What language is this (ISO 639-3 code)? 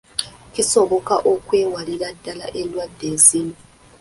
lug